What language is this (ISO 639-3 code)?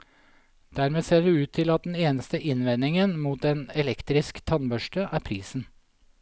nor